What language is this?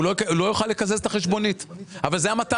Hebrew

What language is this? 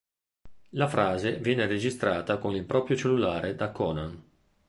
Italian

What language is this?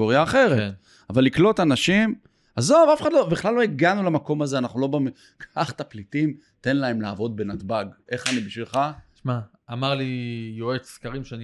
Hebrew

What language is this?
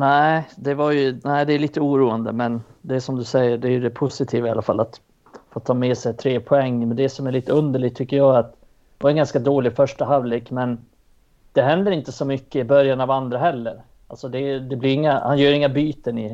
Swedish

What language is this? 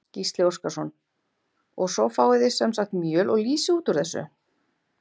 Icelandic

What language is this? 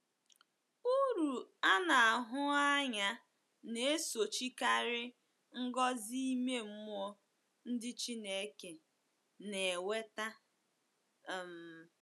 Igbo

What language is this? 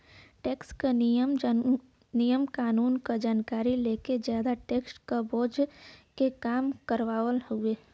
Bhojpuri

